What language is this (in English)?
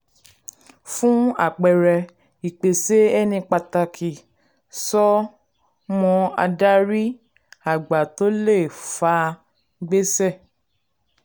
Yoruba